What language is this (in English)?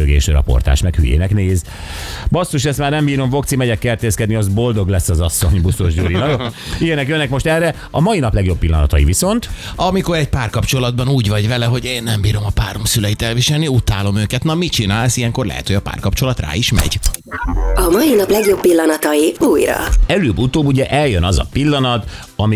Hungarian